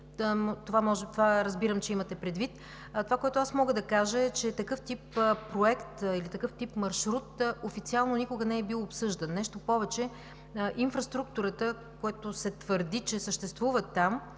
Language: Bulgarian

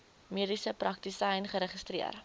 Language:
Afrikaans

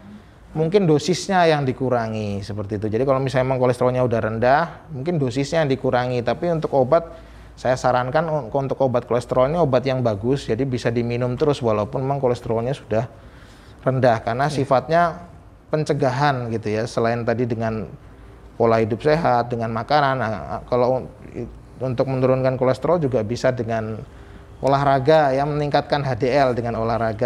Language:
Indonesian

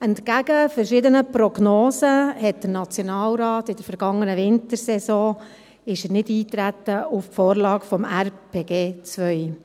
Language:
Swiss German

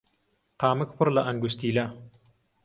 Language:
Central Kurdish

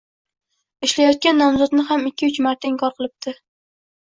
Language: Uzbek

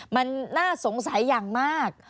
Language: Thai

